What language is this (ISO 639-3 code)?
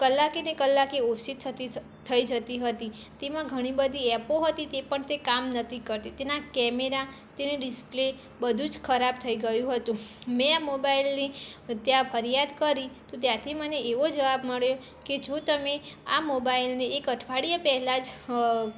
guj